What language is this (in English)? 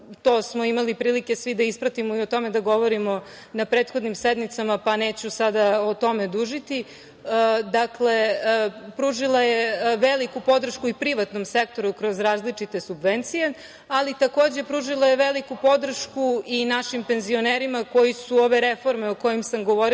Serbian